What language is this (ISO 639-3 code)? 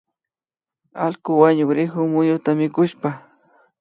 qvi